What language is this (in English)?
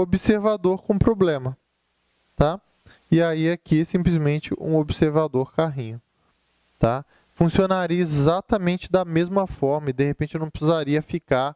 Portuguese